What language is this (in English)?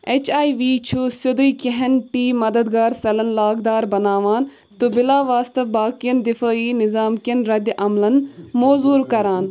Kashmiri